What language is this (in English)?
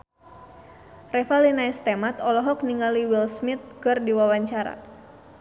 Sundanese